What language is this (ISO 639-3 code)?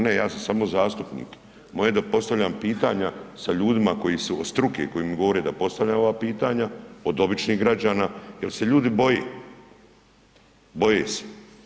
hrv